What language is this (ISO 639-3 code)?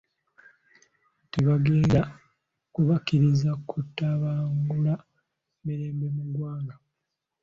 lug